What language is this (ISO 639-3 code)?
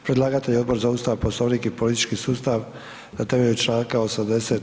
hrv